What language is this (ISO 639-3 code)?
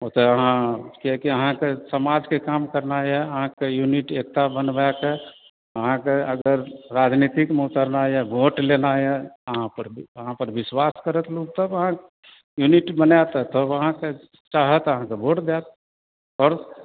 mai